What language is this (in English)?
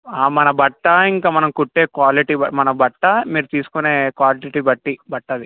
Telugu